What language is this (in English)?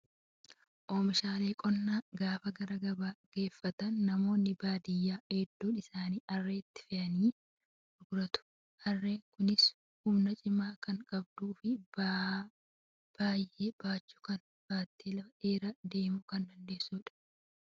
Oromo